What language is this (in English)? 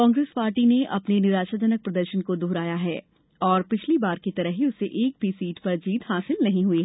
Hindi